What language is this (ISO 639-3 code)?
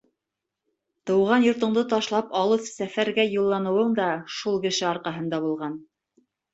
bak